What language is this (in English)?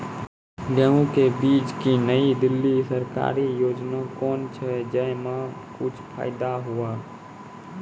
Maithili